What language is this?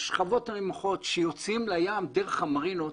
Hebrew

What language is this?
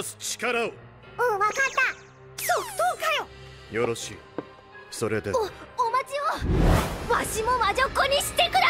Japanese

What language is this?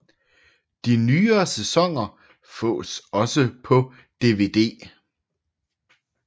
Danish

